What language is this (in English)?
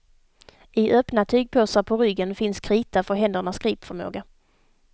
Swedish